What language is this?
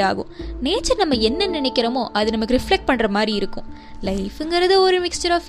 Tamil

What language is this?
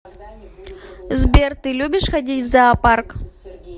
Russian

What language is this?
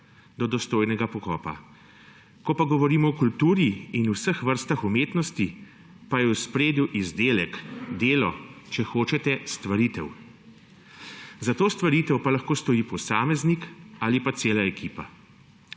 Slovenian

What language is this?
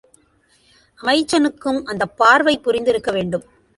Tamil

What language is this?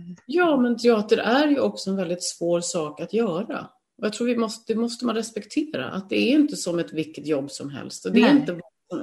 Swedish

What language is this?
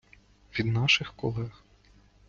Ukrainian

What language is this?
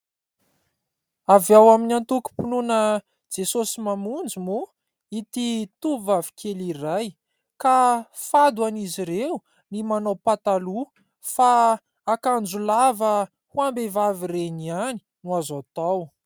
Malagasy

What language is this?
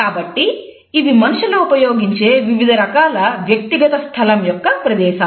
Telugu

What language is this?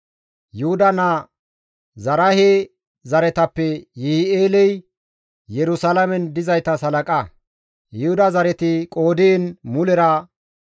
Gamo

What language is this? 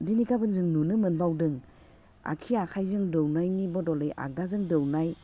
Bodo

